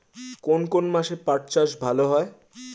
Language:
Bangla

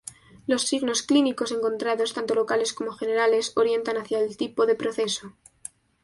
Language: Spanish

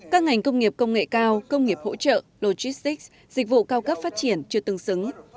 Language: Vietnamese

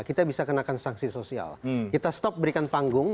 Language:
Indonesian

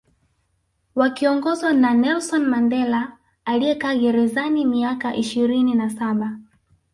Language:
Swahili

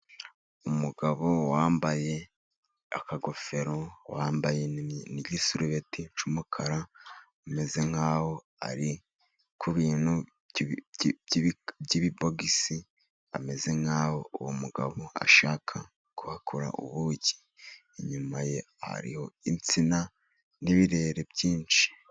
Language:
Kinyarwanda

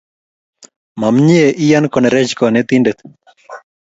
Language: Kalenjin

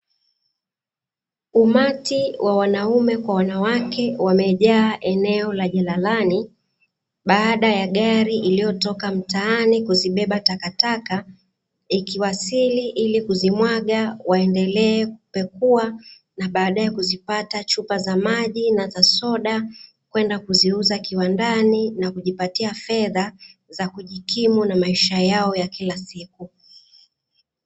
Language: Swahili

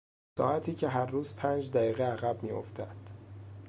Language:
Persian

